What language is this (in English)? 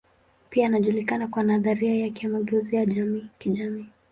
Swahili